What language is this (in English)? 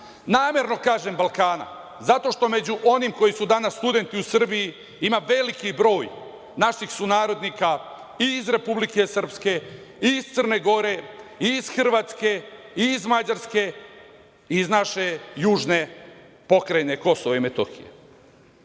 Serbian